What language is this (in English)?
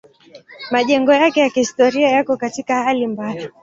Swahili